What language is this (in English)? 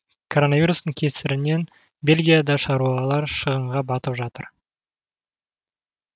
Kazakh